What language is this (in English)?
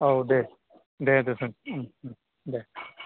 Bodo